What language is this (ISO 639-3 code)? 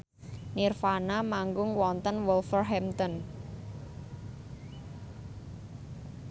jav